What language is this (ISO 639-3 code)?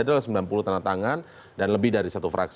ind